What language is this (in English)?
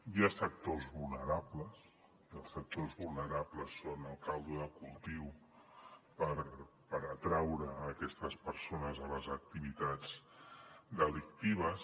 Catalan